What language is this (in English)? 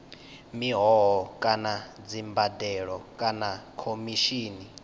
Venda